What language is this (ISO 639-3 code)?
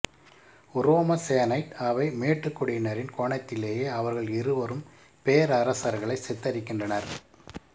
tam